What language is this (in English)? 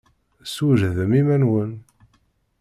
Kabyle